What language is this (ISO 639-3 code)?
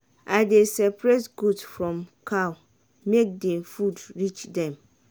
pcm